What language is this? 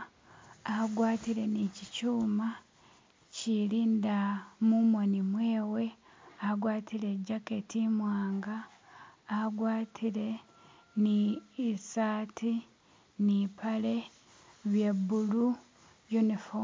Masaaba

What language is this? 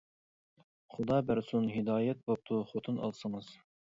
Uyghur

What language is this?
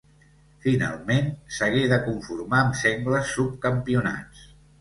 Catalan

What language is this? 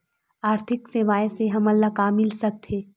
Chhattisgarhi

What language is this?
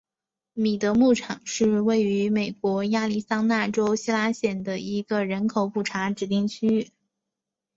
Chinese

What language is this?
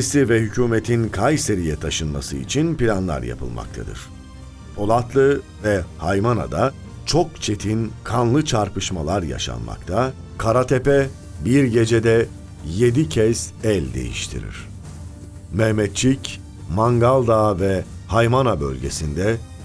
Turkish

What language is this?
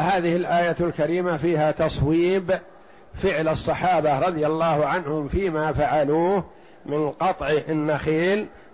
Arabic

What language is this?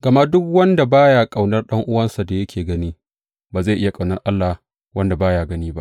Hausa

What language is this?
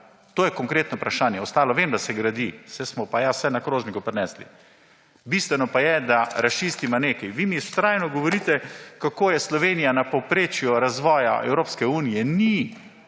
Slovenian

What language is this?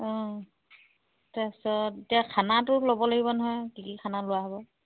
Assamese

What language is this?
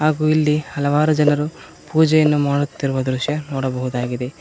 Kannada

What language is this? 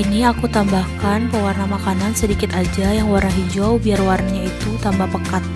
Indonesian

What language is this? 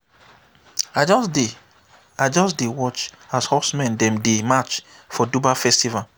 Nigerian Pidgin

